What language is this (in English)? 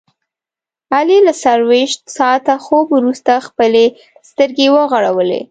Pashto